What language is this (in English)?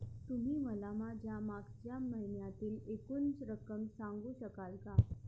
Marathi